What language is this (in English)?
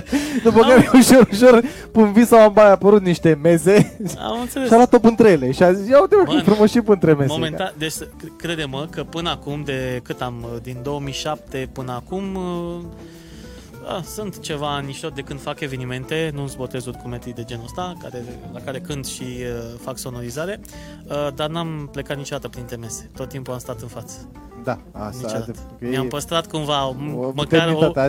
Romanian